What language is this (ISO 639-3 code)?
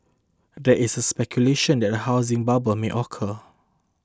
eng